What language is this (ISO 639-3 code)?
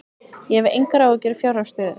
isl